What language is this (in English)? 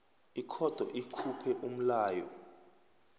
South Ndebele